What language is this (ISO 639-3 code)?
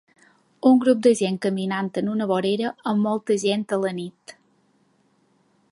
cat